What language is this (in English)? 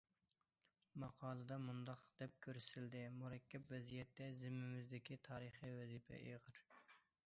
Uyghur